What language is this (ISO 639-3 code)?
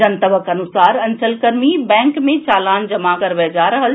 mai